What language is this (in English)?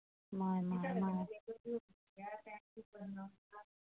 Dogri